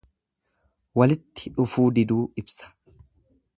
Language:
Oromo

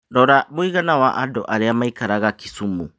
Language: Kikuyu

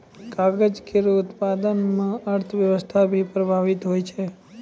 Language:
Maithili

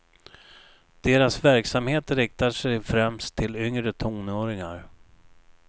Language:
Swedish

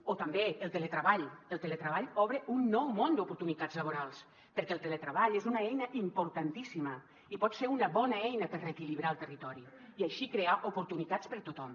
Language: Catalan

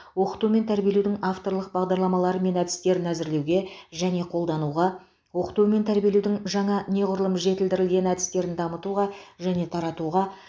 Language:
Kazakh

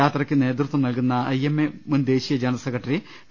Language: Malayalam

